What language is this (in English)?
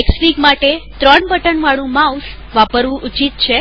Gujarati